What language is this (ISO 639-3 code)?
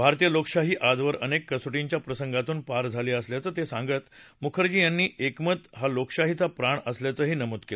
mar